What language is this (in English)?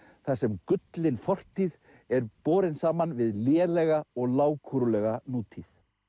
Icelandic